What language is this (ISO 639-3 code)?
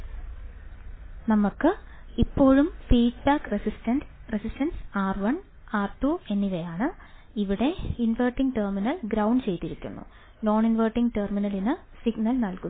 mal